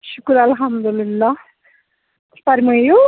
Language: Kashmiri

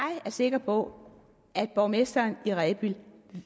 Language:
Danish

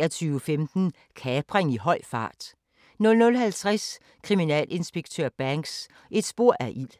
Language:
Danish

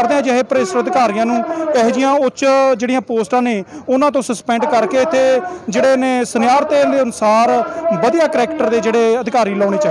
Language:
Hindi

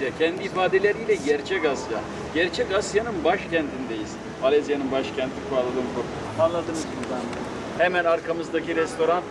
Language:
Turkish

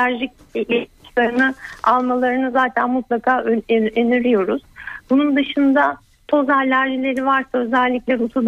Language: Turkish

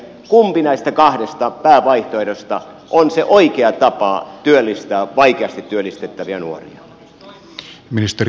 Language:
Finnish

